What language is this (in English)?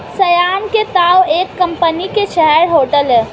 Hindi